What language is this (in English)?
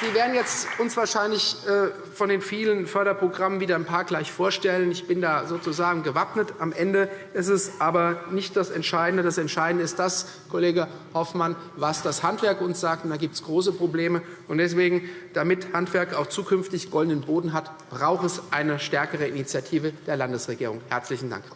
German